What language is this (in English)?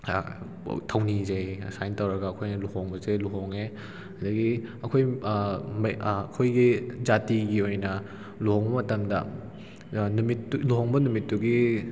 Manipuri